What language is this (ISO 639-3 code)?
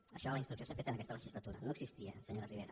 cat